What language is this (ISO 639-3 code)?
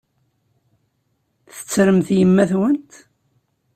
kab